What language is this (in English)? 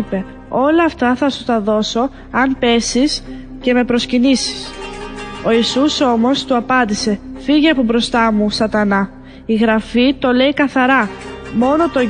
Greek